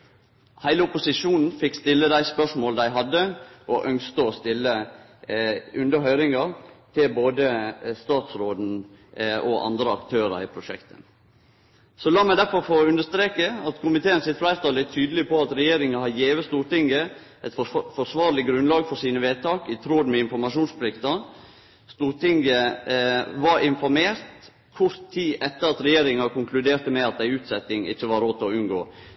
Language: Norwegian Nynorsk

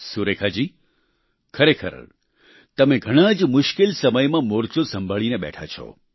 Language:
Gujarati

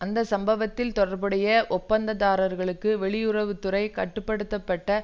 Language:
Tamil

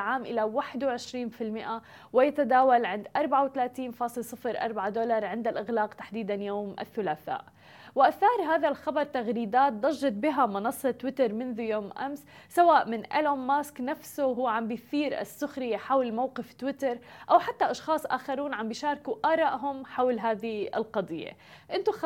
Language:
Arabic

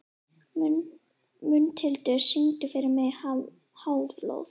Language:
Icelandic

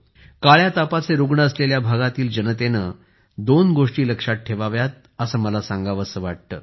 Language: Marathi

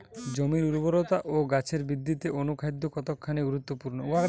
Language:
Bangla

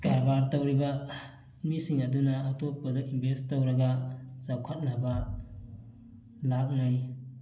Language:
Manipuri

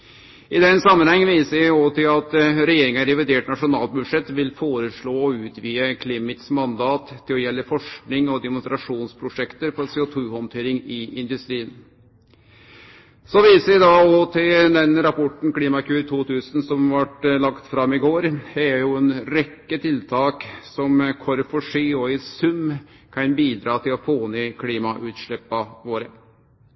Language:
Norwegian Nynorsk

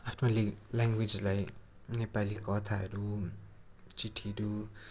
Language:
Nepali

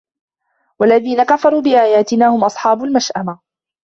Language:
Arabic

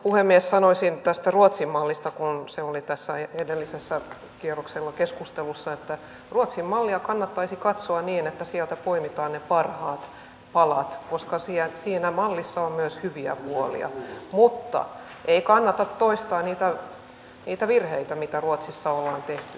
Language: Finnish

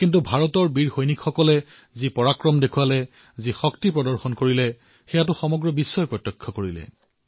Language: Assamese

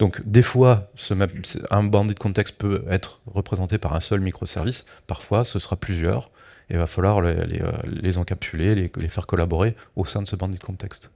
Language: French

